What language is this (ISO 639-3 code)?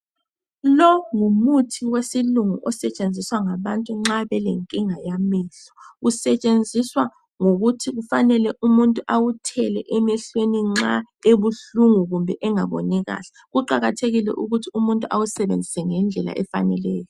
nde